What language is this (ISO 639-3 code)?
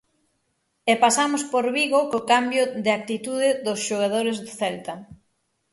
glg